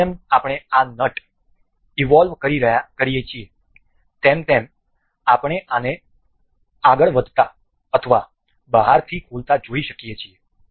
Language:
Gujarati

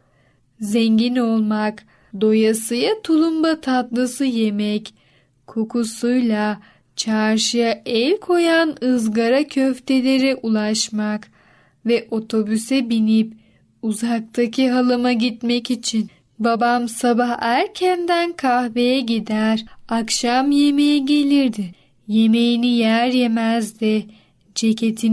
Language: Turkish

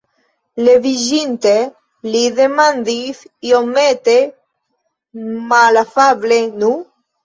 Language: Esperanto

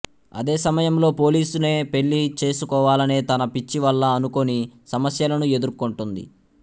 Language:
Telugu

